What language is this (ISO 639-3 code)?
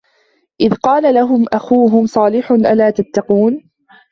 ara